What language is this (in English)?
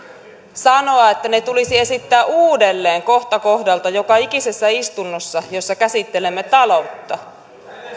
Finnish